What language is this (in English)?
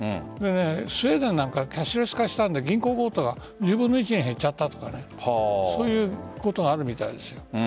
Japanese